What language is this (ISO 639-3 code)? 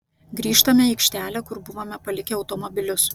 lit